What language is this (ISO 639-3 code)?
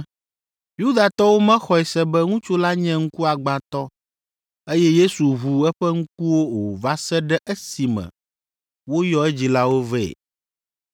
ewe